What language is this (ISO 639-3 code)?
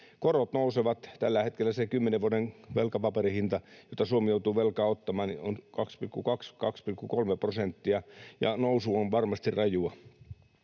fin